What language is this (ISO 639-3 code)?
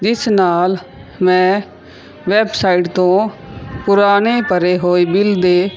pan